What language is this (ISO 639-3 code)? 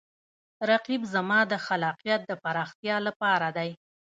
pus